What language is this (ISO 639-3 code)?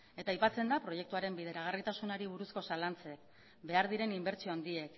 eus